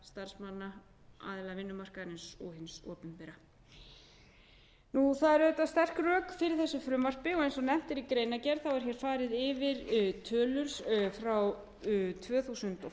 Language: Icelandic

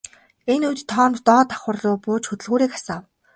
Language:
Mongolian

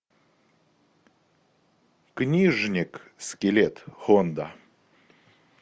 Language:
Russian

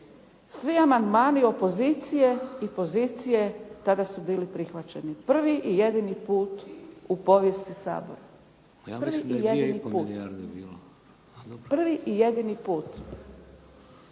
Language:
Croatian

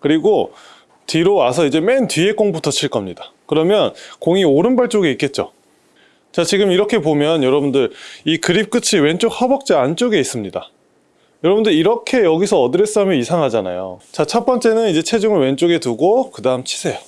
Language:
Korean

